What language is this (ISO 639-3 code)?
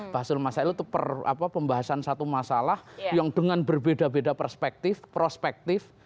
ind